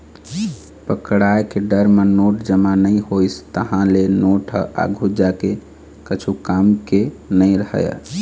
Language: Chhattisgarhi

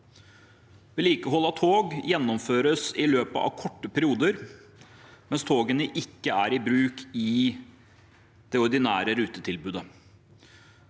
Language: Norwegian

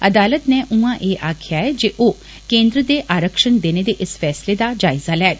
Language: Dogri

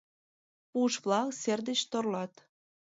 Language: Mari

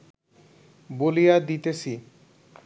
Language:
Bangla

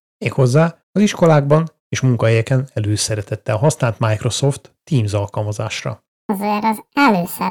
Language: Hungarian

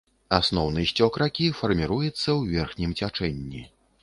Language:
Belarusian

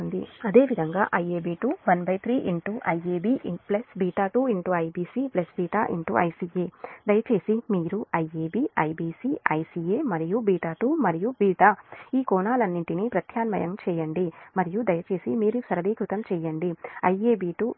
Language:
Telugu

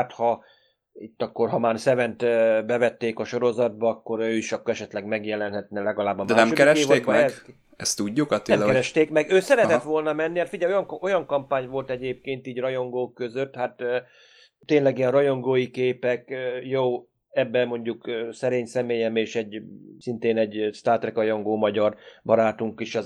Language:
Hungarian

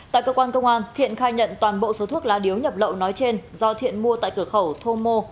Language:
Vietnamese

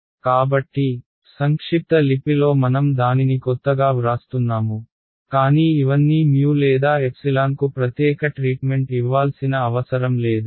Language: Telugu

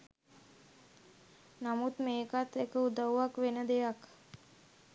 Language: Sinhala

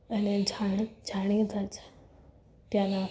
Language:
Gujarati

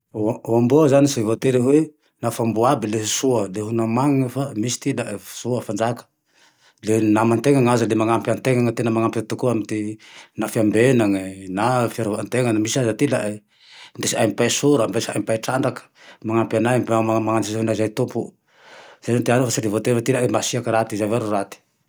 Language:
Tandroy-Mahafaly Malagasy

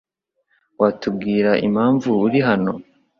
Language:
Kinyarwanda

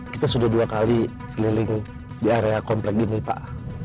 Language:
Indonesian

